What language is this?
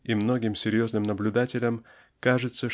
Russian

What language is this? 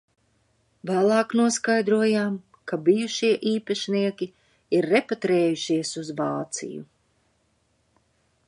Latvian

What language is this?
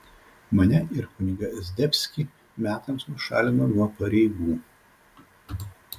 Lithuanian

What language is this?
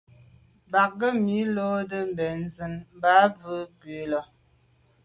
Medumba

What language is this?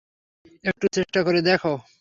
Bangla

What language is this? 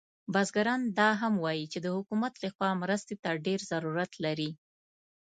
Pashto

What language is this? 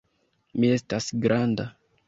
Esperanto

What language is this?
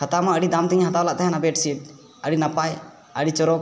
Santali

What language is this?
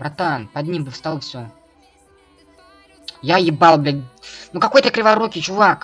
Russian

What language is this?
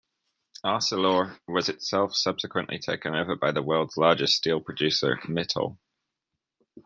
English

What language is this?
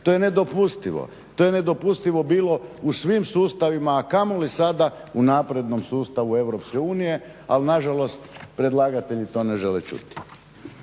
Croatian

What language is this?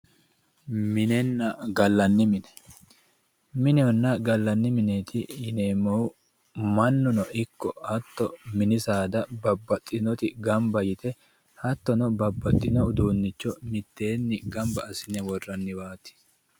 Sidamo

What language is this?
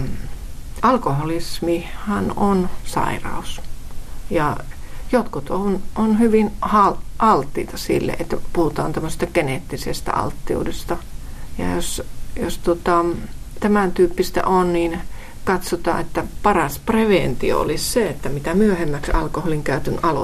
Finnish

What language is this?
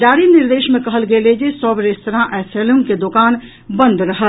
Maithili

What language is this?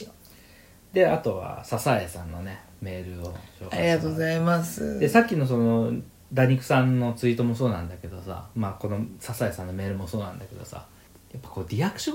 Japanese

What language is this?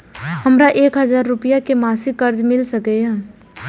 Maithili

